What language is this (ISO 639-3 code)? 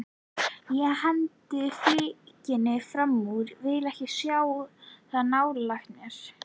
isl